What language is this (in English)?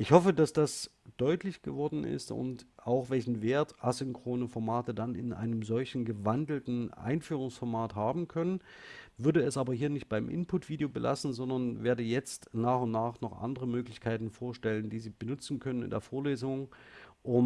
German